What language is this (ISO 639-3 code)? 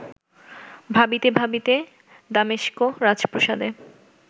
ben